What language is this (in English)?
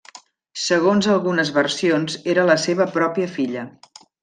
Catalan